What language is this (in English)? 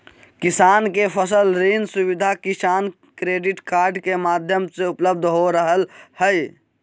Magahi